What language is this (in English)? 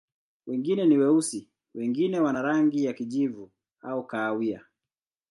Swahili